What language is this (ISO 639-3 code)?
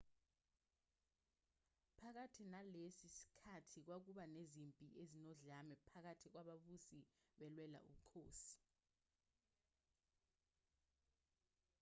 zul